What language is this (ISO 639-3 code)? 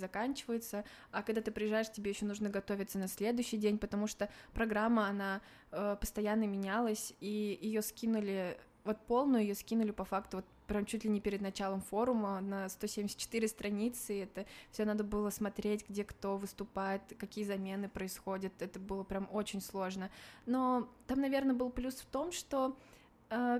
rus